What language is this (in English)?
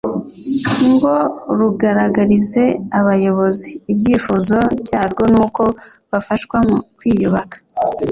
Kinyarwanda